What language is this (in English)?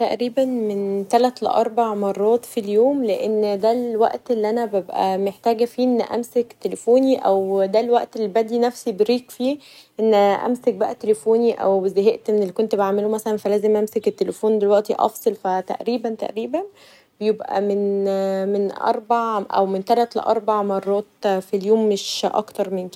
Egyptian Arabic